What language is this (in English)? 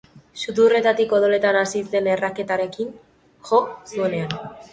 Basque